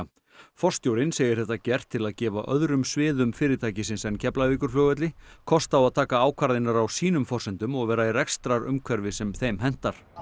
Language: Icelandic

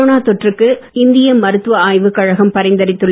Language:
Tamil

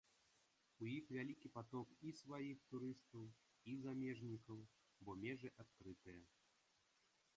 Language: Belarusian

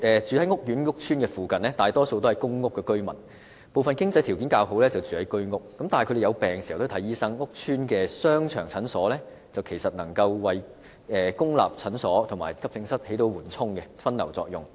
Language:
Cantonese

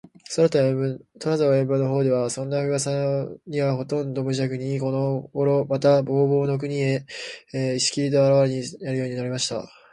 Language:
Japanese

